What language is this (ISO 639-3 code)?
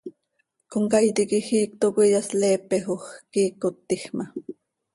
sei